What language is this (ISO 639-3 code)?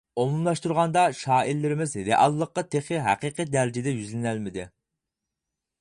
uig